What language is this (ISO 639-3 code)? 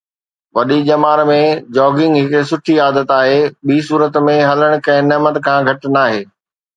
snd